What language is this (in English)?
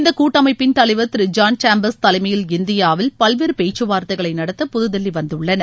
Tamil